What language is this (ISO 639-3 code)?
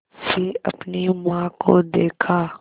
hin